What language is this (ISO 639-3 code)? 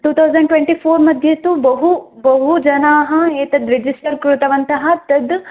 san